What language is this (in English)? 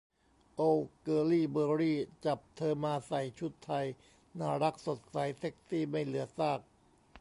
Thai